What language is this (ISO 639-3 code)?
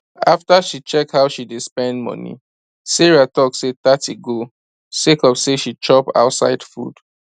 pcm